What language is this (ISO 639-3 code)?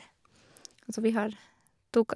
nor